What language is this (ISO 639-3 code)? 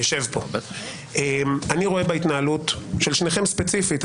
heb